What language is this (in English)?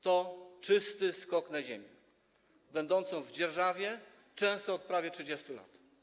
Polish